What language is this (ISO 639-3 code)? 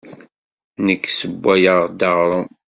kab